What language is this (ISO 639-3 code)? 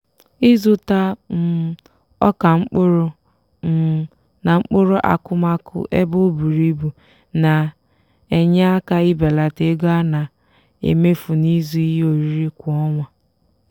ibo